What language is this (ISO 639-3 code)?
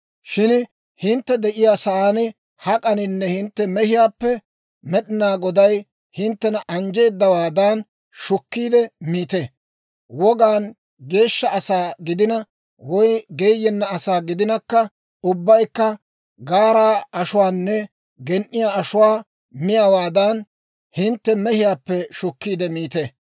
dwr